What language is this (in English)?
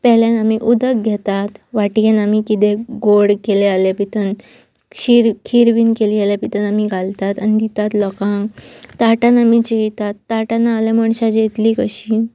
Konkani